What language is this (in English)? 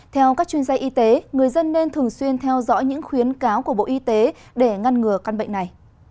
Vietnamese